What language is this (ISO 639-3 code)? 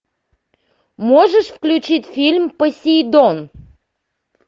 rus